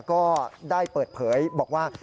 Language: Thai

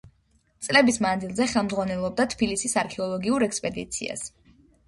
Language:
Georgian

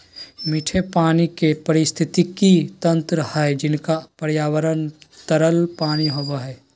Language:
Magahi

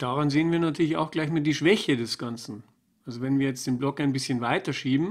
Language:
German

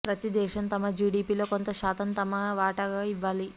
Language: Telugu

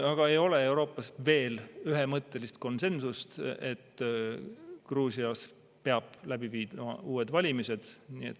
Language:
Estonian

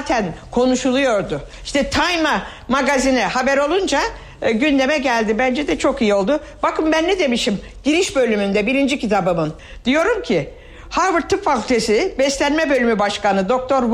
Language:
Turkish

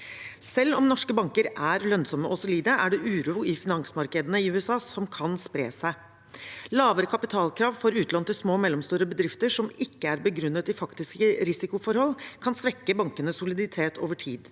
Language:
Norwegian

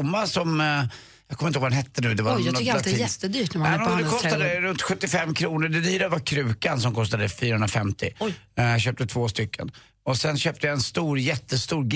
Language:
Swedish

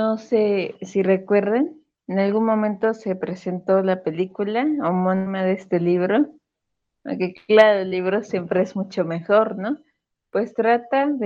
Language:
Spanish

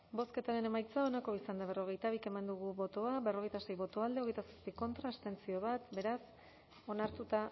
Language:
Basque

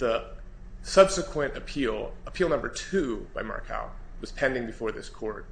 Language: English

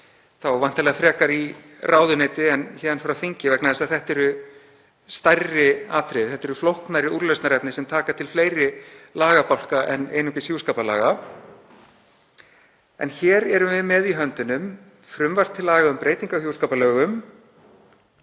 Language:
Icelandic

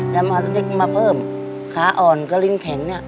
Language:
Thai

